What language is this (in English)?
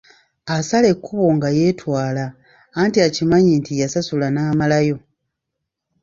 Ganda